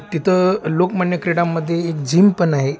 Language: Marathi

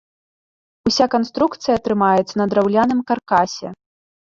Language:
Belarusian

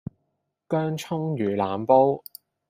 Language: Cantonese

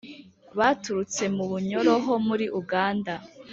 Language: Kinyarwanda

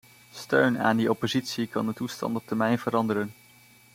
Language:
Dutch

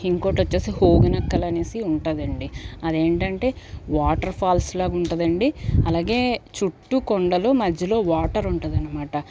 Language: Telugu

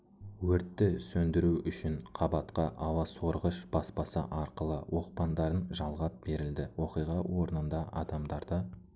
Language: Kazakh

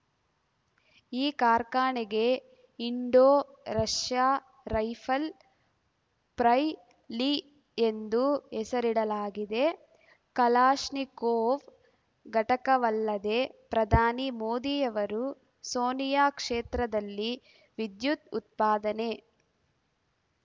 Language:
Kannada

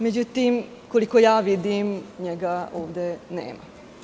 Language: Serbian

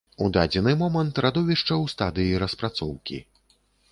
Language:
Belarusian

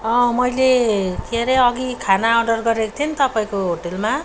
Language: Nepali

